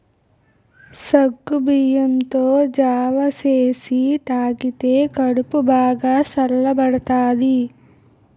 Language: Telugu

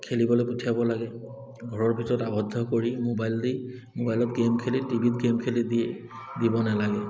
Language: Assamese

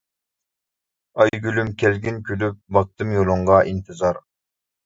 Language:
Uyghur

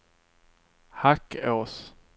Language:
Swedish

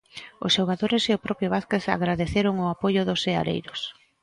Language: Galician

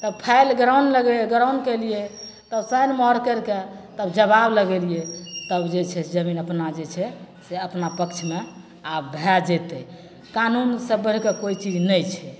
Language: Maithili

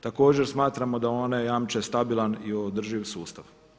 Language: Croatian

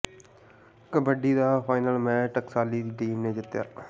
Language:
Punjabi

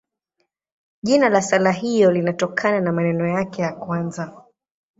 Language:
Swahili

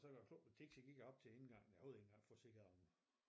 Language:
Danish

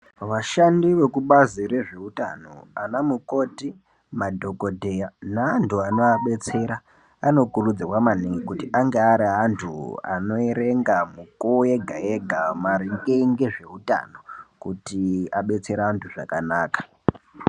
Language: Ndau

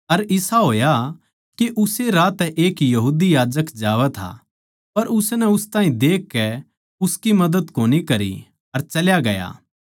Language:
Haryanvi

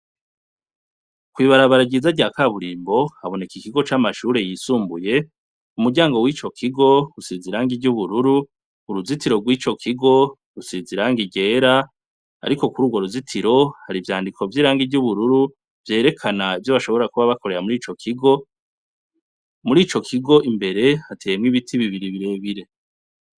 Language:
Rundi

